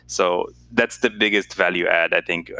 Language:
English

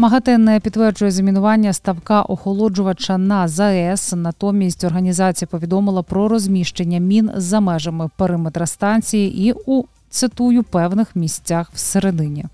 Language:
Ukrainian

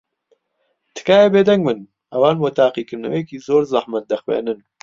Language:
Central Kurdish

